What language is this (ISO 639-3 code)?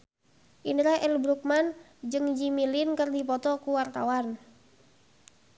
sun